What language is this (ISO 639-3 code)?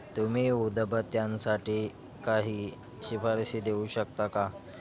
mar